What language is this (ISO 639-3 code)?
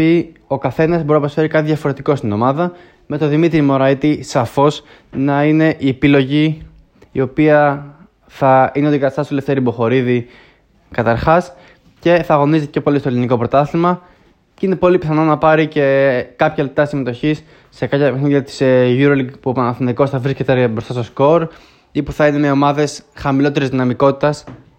ell